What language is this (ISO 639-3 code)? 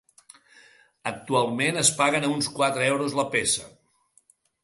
cat